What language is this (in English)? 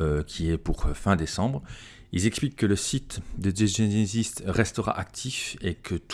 French